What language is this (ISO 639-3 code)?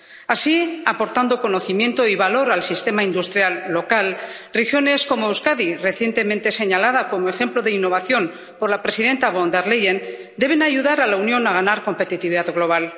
spa